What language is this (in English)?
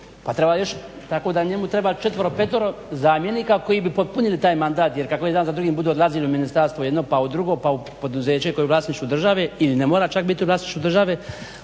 Croatian